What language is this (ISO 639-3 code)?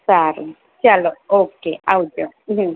guj